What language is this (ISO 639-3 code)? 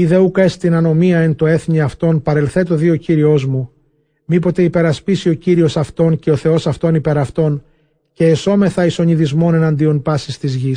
ell